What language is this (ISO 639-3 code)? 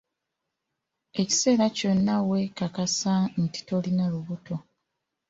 lug